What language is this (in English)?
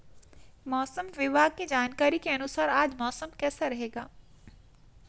Hindi